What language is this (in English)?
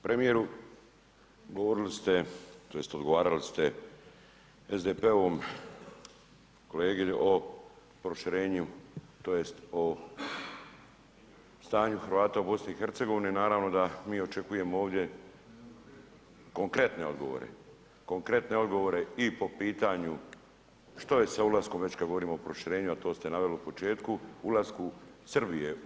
Croatian